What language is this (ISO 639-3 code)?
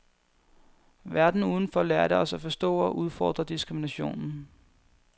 dan